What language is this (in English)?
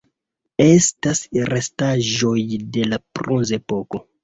Esperanto